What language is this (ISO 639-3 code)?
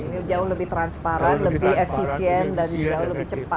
ind